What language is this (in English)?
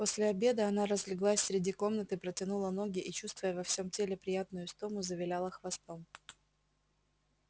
Russian